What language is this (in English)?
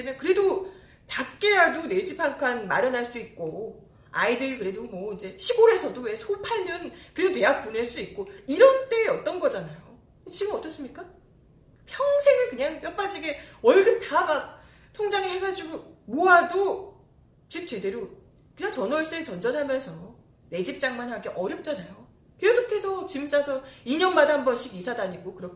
Korean